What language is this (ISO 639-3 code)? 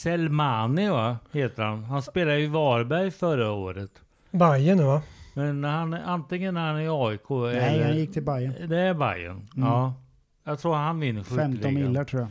swe